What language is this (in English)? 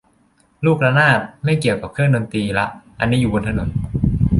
Thai